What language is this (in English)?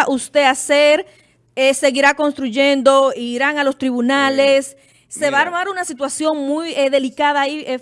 Spanish